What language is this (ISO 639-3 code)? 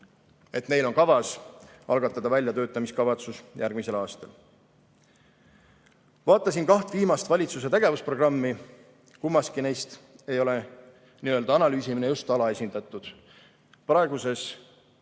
est